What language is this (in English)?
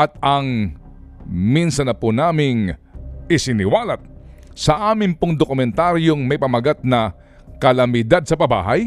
Filipino